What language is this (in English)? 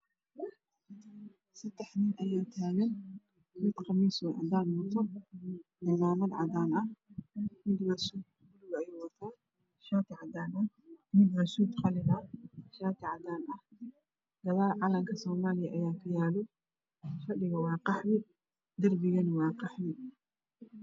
Somali